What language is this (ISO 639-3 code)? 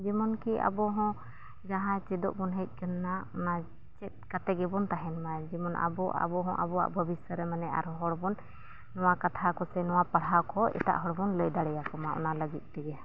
sat